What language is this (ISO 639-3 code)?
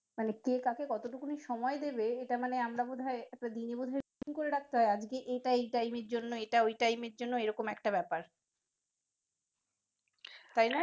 ben